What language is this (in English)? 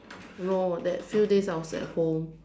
English